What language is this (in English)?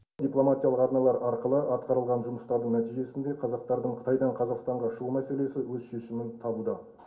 Kazakh